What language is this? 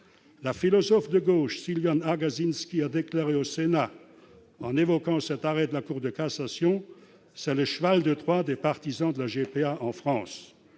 French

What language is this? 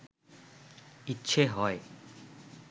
Bangla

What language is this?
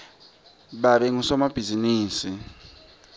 Swati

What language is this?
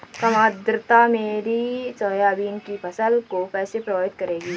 Hindi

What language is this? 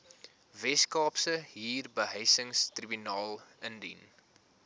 Afrikaans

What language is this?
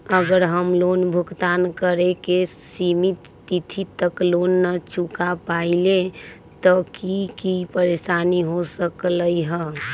Magahi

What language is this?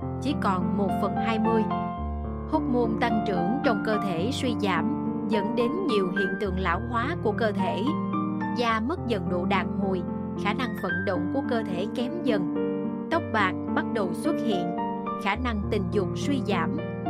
Vietnamese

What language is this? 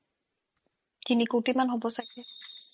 Assamese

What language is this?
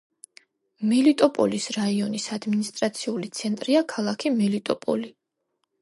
Georgian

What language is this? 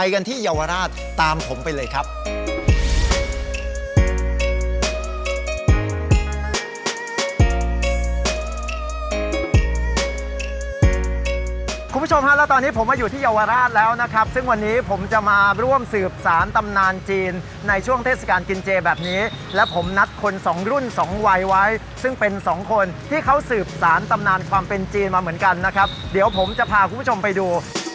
Thai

